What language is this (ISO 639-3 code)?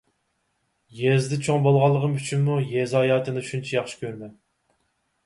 uig